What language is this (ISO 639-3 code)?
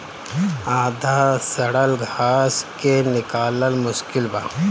bho